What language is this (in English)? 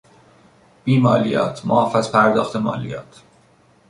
Persian